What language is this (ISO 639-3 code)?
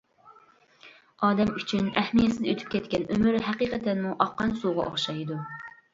uig